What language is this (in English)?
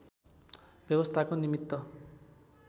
Nepali